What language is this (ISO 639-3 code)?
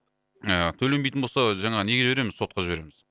kaz